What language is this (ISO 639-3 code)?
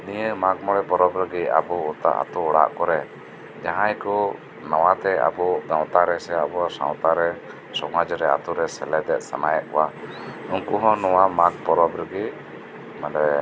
sat